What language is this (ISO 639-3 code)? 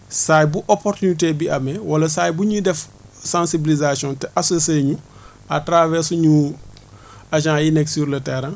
wol